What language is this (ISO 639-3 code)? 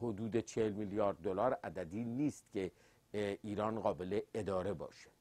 fas